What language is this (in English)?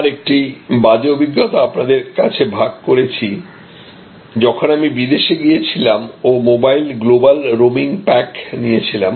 Bangla